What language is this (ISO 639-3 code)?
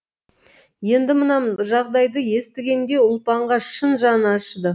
kaz